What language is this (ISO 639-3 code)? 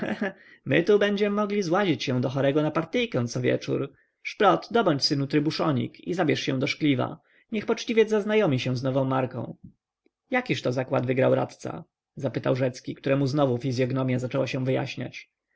pol